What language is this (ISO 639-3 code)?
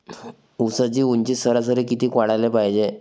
mar